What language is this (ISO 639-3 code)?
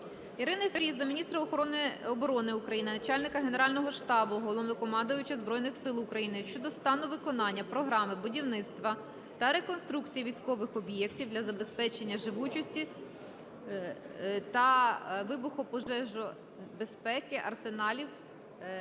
ukr